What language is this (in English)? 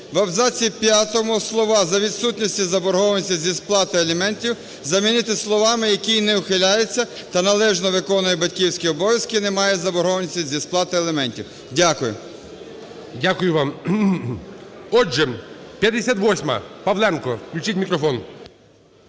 Ukrainian